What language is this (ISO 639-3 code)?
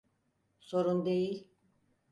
tur